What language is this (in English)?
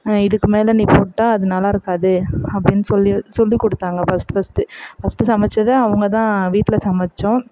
Tamil